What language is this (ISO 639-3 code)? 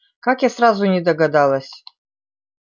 rus